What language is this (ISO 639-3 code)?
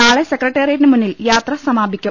mal